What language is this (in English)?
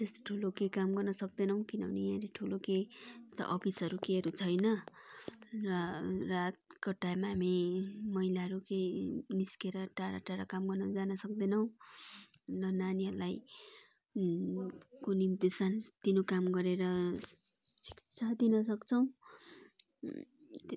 Nepali